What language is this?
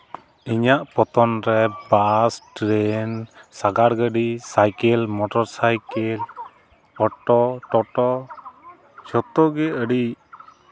Santali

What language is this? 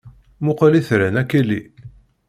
Kabyle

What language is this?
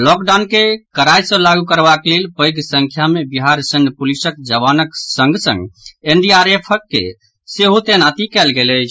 Maithili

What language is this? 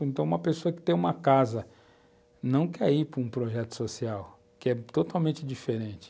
Portuguese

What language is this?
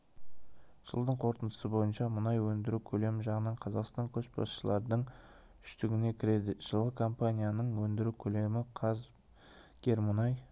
Kazakh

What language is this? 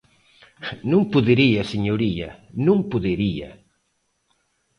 Galician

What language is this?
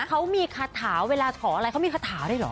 Thai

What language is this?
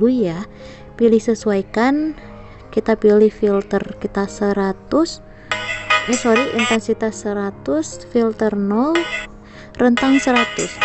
Indonesian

